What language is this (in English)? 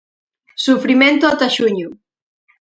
Galician